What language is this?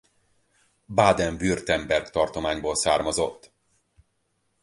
Hungarian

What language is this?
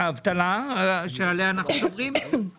Hebrew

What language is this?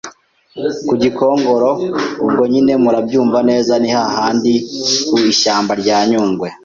Kinyarwanda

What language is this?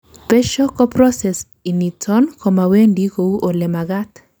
Kalenjin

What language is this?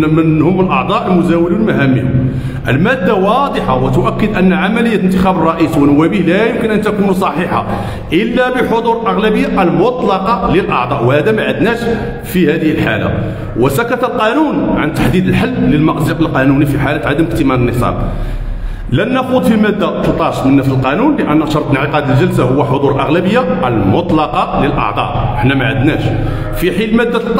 Arabic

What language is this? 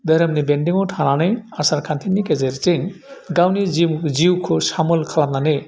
Bodo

